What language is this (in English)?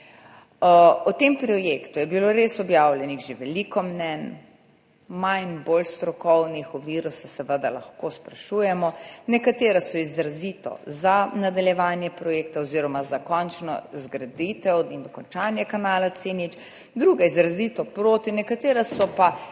Slovenian